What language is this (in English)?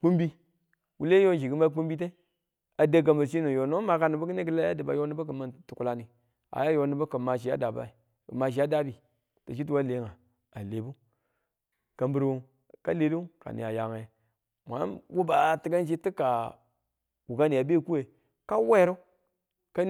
Tula